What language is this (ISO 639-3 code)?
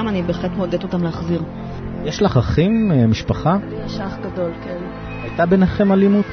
heb